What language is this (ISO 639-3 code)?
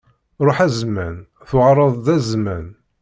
kab